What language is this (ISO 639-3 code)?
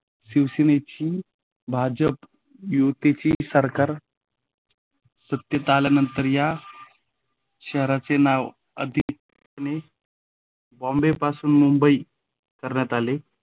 mar